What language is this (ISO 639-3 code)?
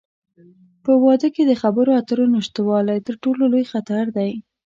pus